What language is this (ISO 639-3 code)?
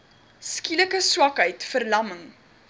afr